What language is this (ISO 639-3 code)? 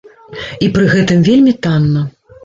bel